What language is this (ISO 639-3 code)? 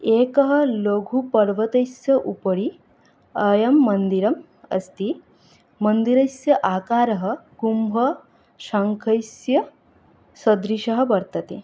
san